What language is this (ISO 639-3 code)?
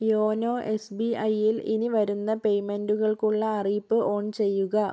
mal